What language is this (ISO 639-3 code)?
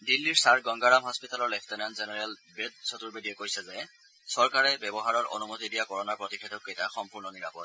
asm